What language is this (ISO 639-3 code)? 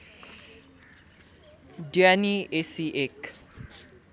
nep